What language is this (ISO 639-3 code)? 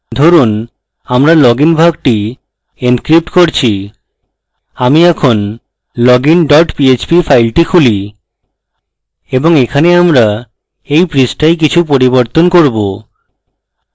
ben